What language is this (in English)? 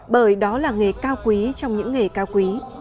Vietnamese